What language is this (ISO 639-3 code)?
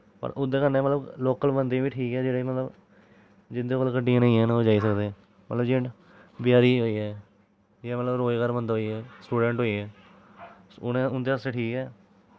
doi